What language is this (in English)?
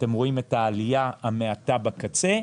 Hebrew